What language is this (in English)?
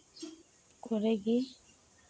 Santali